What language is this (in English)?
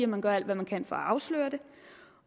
Danish